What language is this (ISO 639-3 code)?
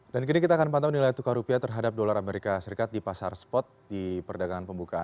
ind